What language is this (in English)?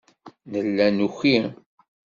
Kabyle